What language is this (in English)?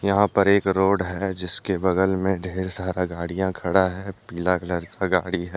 Hindi